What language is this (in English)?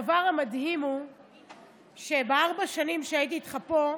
Hebrew